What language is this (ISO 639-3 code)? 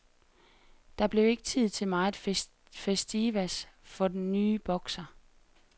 dan